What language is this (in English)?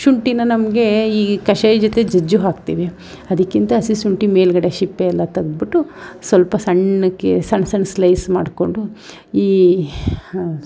Kannada